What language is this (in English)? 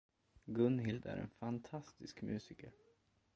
Swedish